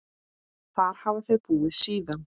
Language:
Icelandic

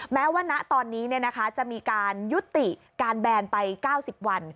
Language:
Thai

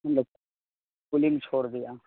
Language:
Urdu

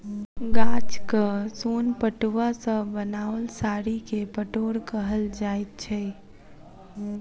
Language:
Maithili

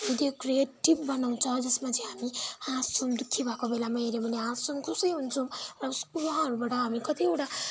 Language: Nepali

